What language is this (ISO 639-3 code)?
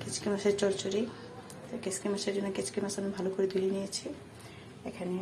ben